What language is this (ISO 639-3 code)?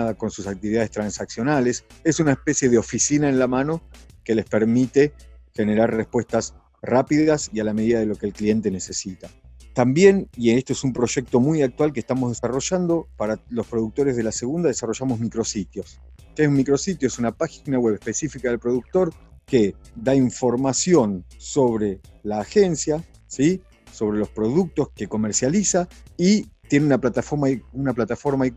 spa